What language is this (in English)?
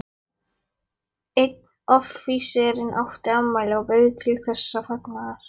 Icelandic